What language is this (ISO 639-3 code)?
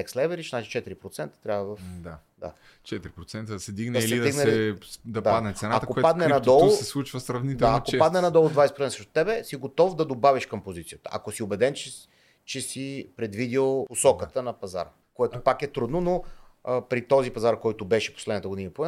bul